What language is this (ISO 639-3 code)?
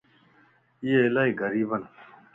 lss